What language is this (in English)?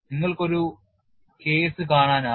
Malayalam